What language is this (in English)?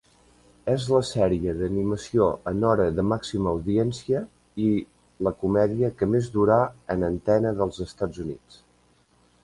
Catalan